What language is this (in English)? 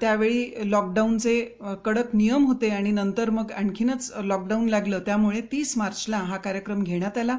Marathi